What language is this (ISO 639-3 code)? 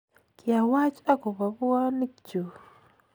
kln